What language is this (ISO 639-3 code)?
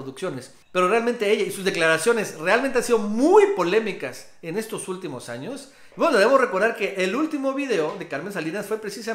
spa